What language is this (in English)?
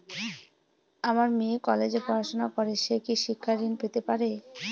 Bangla